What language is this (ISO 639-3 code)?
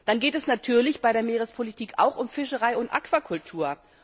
deu